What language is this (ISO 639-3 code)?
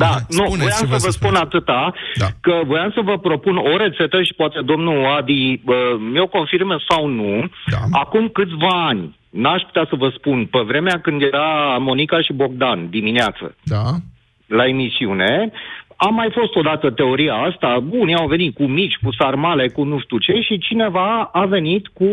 ron